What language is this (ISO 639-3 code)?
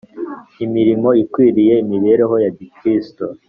kin